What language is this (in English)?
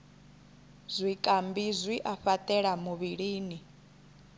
Venda